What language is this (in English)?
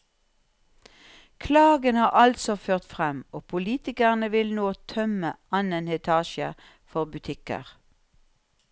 Norwegian